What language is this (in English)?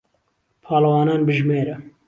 Central Kurdish